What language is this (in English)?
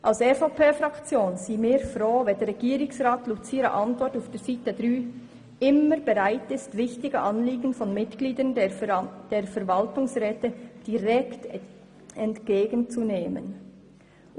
Swiss German